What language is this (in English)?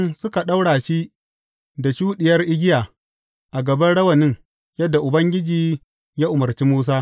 Hausa